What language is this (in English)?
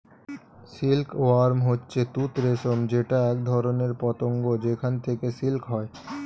Bangla